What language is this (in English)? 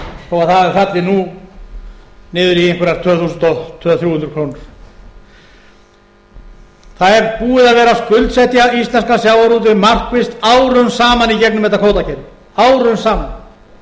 Icelandic